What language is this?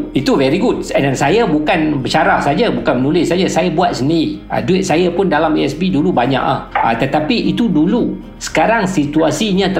Malay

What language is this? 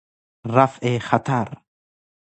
Persian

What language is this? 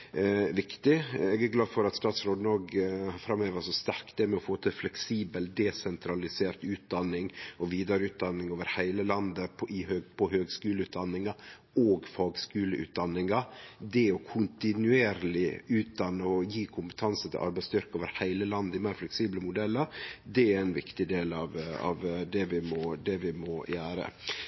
Norwegian Nynorsk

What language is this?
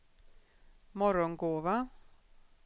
Swedish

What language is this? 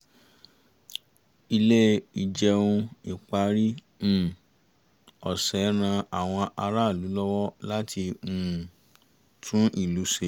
Yoruba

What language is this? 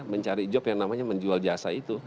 Indonesian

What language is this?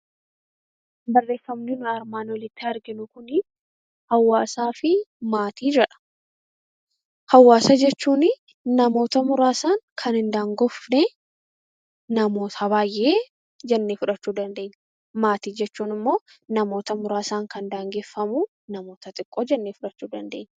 Oromo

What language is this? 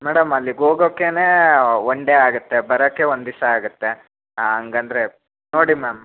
Kannada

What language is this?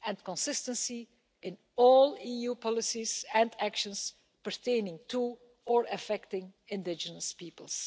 English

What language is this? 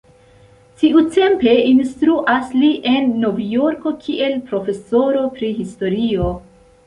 Esperanto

